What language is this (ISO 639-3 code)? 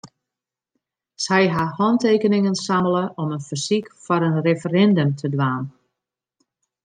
fry